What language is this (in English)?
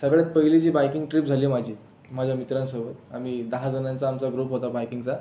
Marathi